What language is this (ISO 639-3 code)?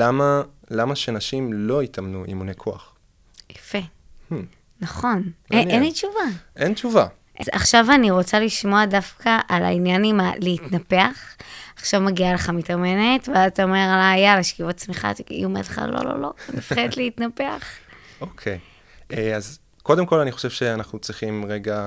heb